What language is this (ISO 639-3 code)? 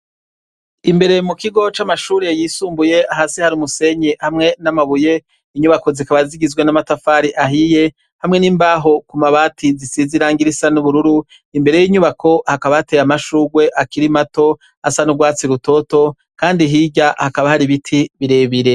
run